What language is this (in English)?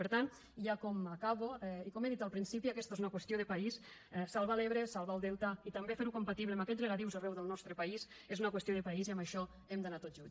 Catalan